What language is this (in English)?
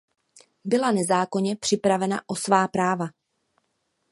Czech